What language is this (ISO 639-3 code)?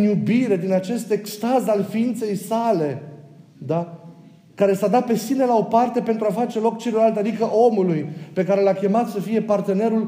ron